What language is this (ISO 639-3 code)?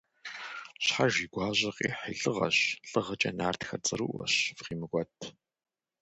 kbd